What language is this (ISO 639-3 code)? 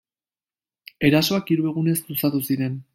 eus